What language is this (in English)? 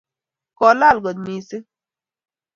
Kalenjin